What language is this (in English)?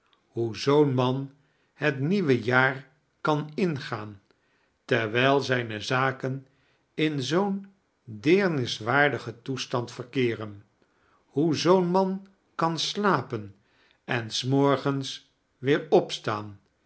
Dutch